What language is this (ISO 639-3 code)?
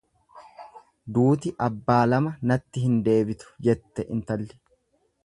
orm